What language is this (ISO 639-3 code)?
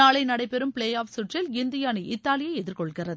tam